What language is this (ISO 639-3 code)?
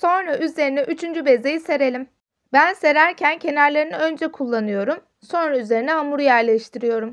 tur